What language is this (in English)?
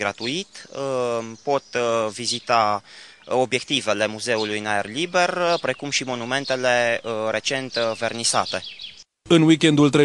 Romanian